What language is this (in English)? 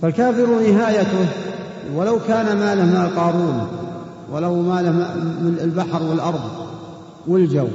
Arabic